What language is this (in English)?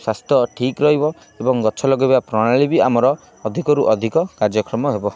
Odia